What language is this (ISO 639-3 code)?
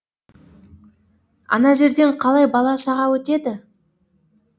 kaz